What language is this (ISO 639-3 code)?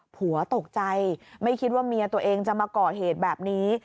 tha